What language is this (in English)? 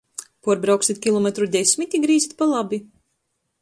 Latgalian